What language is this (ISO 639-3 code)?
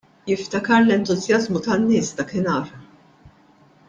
mlt